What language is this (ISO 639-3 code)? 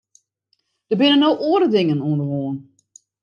fry